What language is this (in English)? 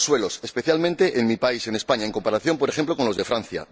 Spanish